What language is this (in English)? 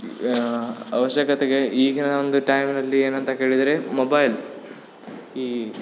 Kannada